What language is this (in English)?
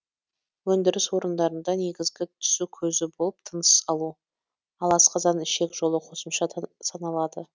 Kazakh